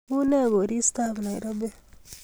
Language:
Kalenjin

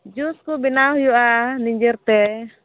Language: Santali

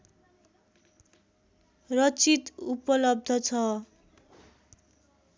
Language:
Nepali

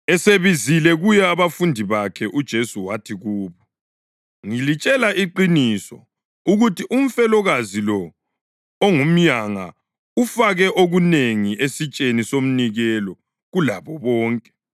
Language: North Ndebele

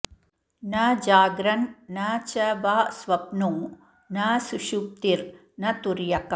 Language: Sanskrit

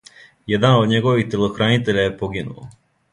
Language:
Serbian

